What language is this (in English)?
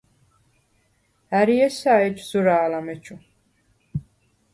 Svan